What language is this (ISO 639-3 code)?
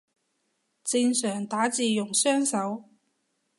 yue